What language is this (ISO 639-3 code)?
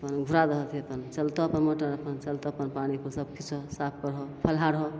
mai